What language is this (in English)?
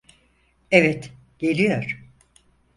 Turkish